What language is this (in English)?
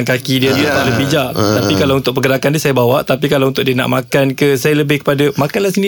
Malay